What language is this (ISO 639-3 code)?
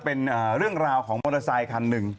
tha